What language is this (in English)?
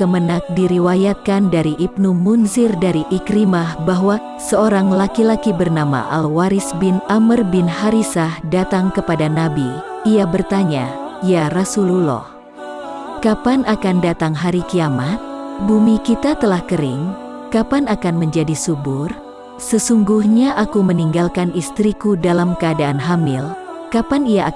Indonesian